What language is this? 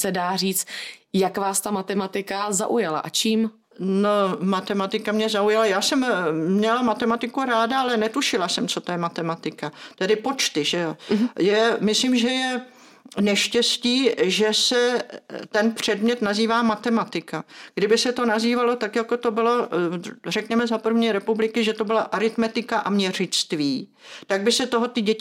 Czech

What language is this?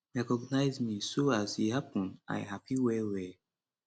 Nigerian Pidgin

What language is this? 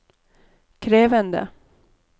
Norwegian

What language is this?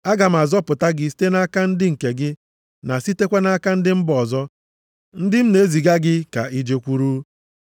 Igbo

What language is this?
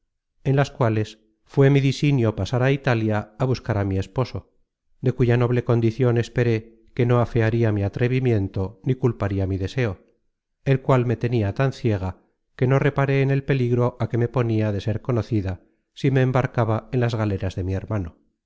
Spanish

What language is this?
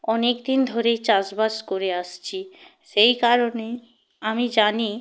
Bangla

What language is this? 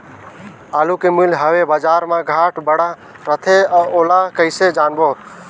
Chhattisgarhi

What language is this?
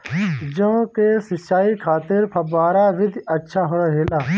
Bhojpuri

